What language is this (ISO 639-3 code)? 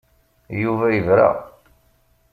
kab